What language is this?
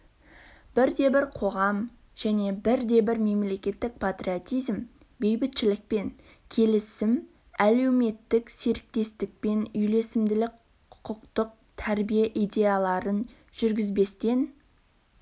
Kazakh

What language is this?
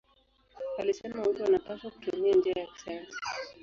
Swahili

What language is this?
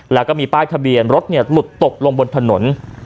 Thai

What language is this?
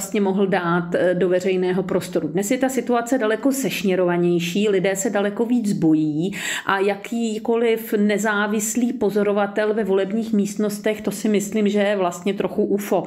Czech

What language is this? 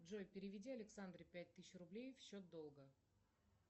Russian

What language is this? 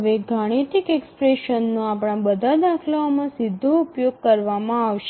Gujarati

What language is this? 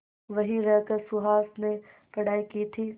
Hindi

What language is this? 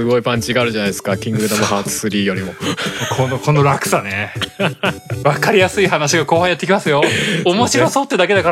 Japanese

